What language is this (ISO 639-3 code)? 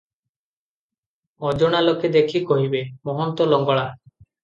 ori